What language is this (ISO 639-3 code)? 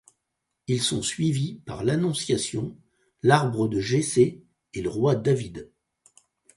fra